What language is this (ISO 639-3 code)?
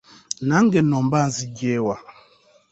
lug